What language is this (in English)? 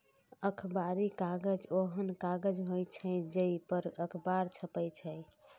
Maithili